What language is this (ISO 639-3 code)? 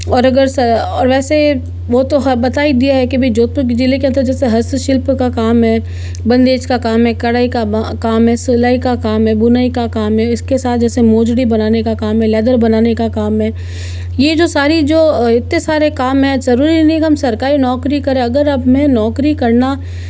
hin